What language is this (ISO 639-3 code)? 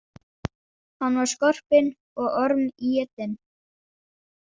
isl